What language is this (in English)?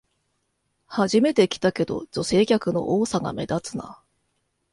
Japanese